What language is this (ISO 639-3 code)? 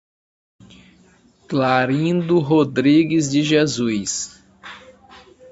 por